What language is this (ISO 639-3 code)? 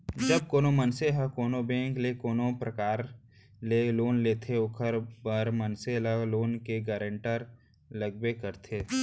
hne